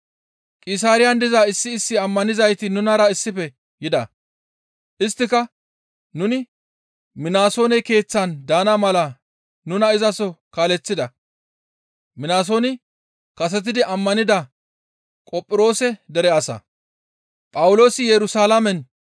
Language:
Gamo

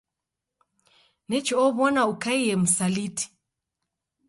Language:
Taita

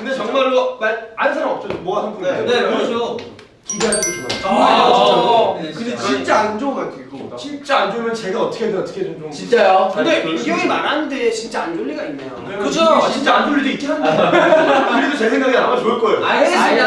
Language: Korean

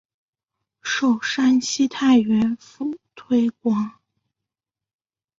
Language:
Chinese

